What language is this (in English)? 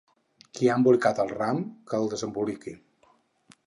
Catalan